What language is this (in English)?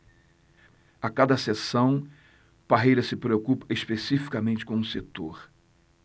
Portuguese